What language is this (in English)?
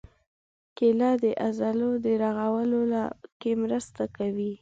Pashto